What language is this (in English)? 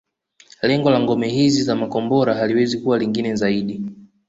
Swahili